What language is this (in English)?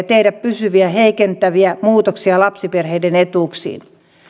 Finnish